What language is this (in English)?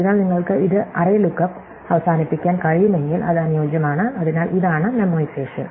Malayalam